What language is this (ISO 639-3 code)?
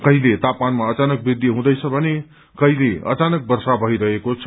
nep